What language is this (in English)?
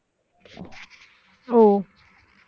Tamil